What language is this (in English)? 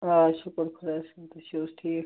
Kashmiri